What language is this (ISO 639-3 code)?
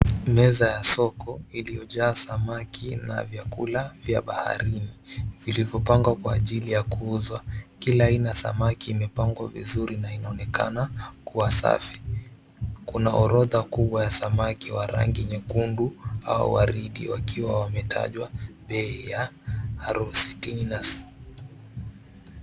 swa